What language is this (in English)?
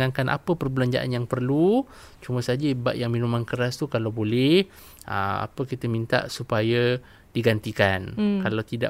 Malay